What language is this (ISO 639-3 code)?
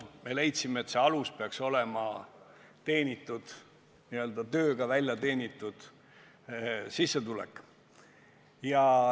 est